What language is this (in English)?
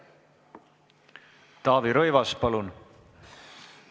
Estonian